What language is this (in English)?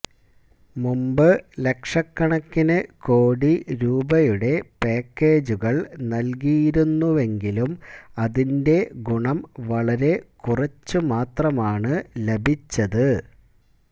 Malayalam